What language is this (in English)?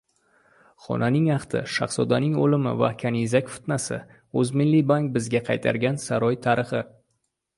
Uzbek